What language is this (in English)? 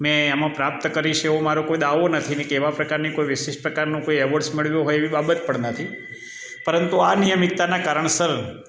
Gujarati